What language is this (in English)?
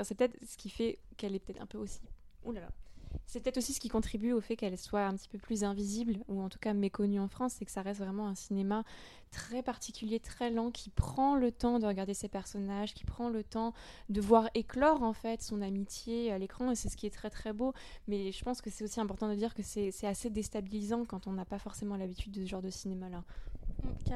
French